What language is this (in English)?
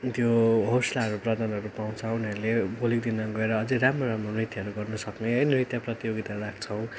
Nepali